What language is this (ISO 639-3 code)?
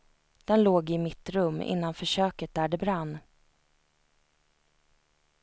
swe